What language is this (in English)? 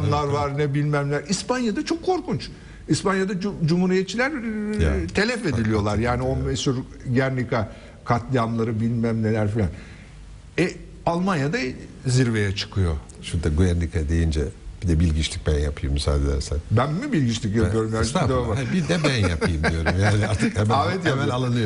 Turkish